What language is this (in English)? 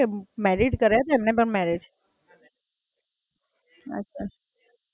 Gujarati